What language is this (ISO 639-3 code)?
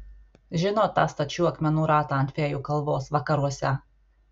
lit